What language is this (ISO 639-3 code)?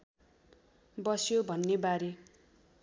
nep